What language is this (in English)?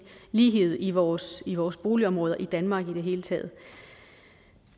Danish